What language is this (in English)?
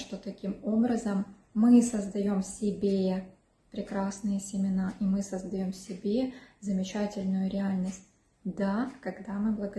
Russian